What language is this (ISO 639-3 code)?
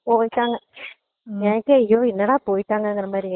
tam